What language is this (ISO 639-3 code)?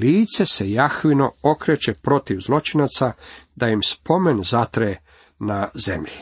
hrv